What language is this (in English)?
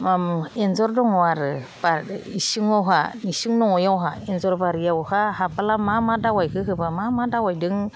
Bodo